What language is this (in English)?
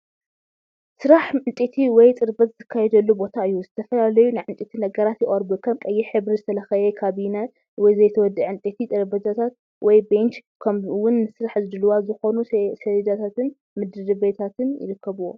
Tigrinya